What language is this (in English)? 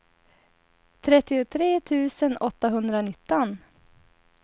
Swedish